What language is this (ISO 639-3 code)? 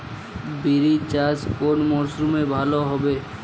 ben